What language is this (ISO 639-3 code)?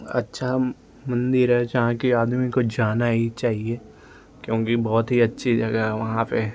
hin